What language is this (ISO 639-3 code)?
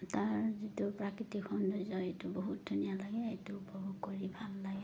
asm